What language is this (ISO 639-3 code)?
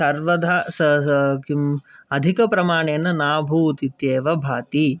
san